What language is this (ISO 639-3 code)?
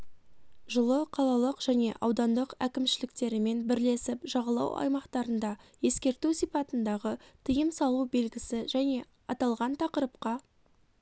kaz